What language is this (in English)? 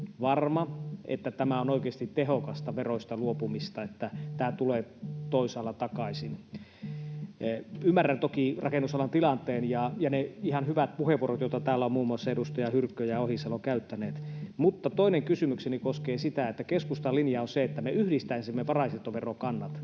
Finnish